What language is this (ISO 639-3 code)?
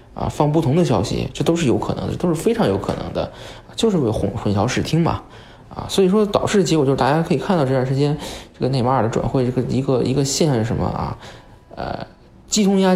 zho